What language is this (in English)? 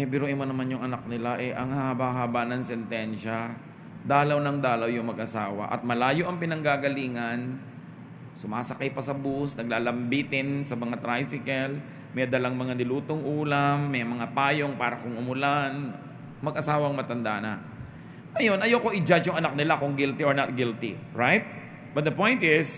Filipino